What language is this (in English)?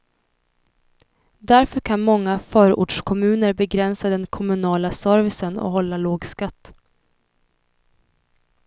Swedish